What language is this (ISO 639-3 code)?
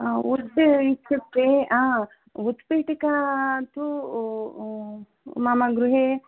san